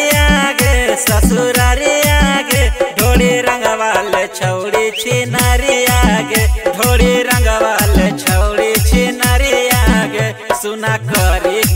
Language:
Hindi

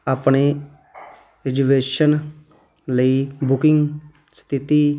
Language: Punjabi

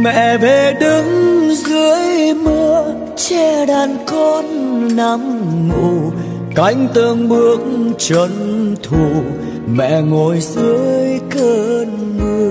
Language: Vietnamese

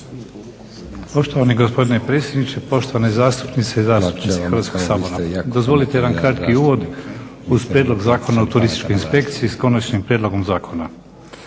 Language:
Croatian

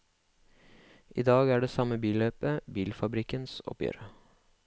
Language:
Norwegian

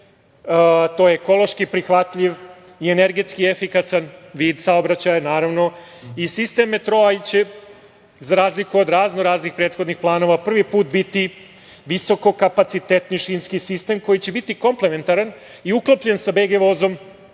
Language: Serbian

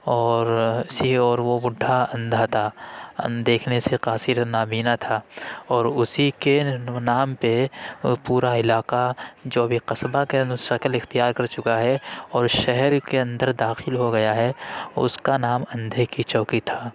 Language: Urdu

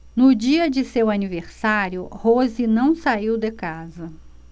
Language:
Portuguese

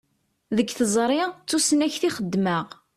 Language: Kabyle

